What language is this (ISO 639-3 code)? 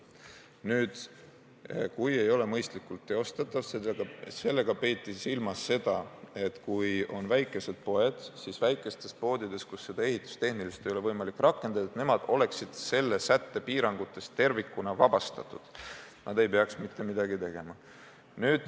est